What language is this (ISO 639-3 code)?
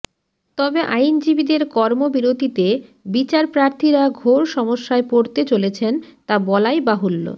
ben